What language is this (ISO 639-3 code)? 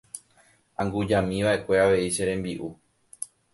grn